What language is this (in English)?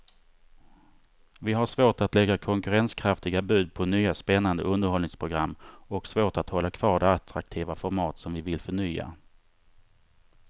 Swedish